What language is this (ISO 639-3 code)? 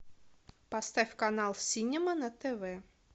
rus